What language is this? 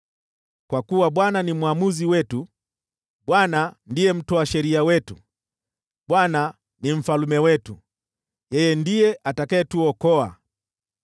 Swahili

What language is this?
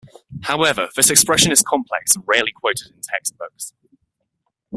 English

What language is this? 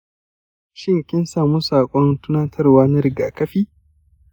Hausa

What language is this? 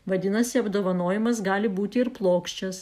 Lithuanian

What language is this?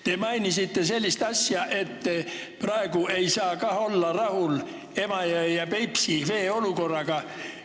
Estonian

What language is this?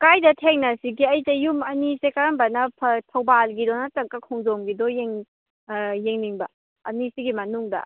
Manipuri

